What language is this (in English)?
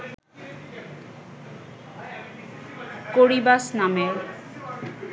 Bangla